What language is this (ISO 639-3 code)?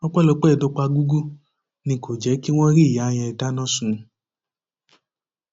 yor